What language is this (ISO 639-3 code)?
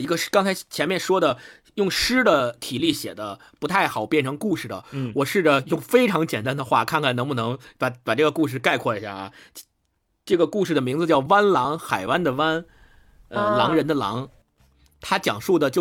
zho